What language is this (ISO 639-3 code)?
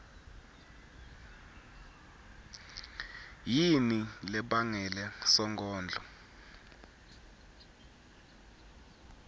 ssw